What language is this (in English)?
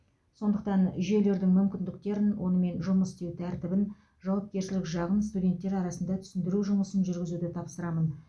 Kazakh